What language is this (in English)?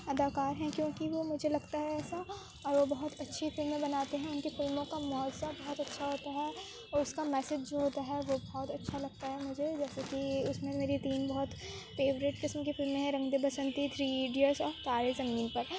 Urdu